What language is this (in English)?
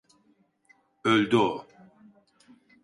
Turkish